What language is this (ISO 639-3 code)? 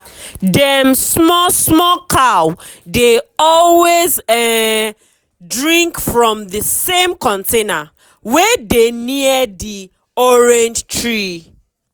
pcm